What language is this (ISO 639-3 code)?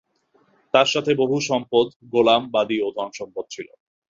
ben